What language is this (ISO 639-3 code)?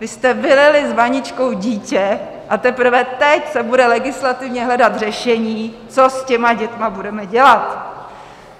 ces